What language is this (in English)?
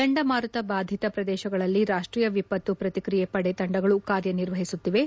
Kannada